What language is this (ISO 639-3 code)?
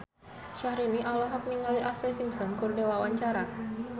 sun